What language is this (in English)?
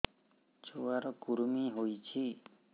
Odia